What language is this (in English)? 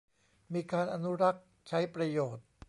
Thai